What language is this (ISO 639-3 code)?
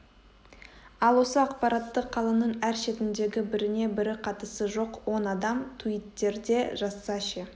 kaz